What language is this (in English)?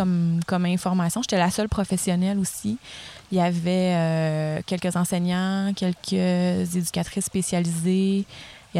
French